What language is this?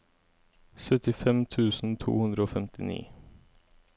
Norwegian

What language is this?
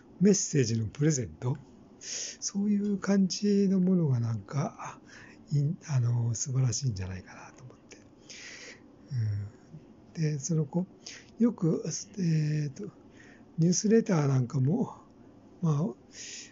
Japanese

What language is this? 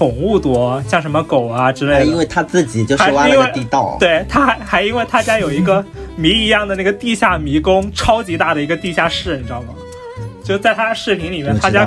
Chinese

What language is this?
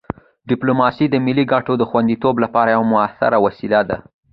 Pashto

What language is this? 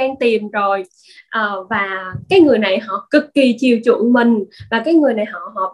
Vietnamese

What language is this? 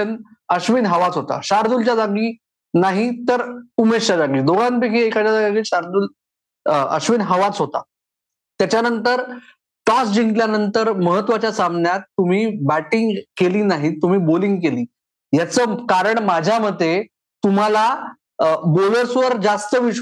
Marathi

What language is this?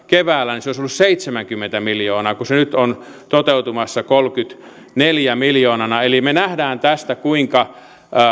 Finnish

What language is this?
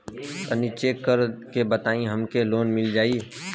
Bhojpuri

